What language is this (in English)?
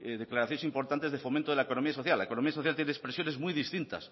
Spanish